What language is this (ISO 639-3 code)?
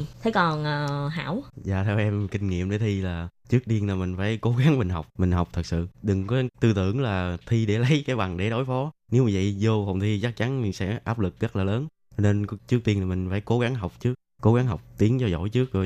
vie